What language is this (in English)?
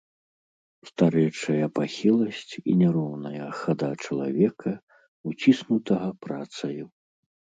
Belarusian